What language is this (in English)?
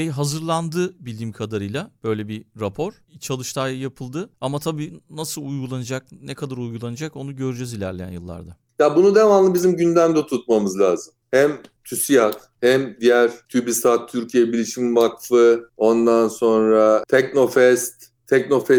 Turkish